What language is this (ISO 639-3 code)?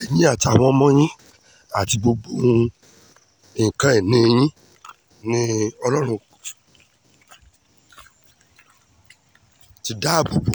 yor